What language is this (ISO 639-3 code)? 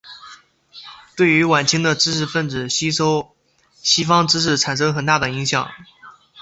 zho